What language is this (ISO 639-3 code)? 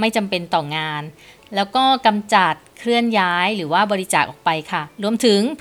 tha